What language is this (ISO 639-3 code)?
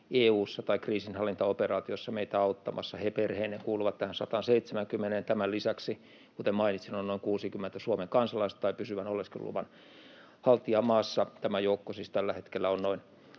fin